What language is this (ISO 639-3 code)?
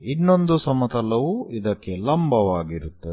kan